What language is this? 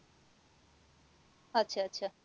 Bangla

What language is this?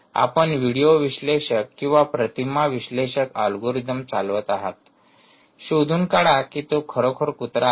Marathi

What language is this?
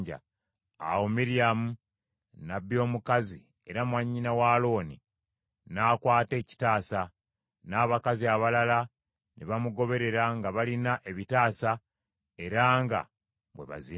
Ganda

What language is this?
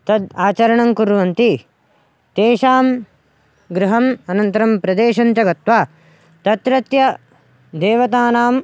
Sanskrit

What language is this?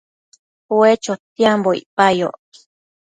Matsés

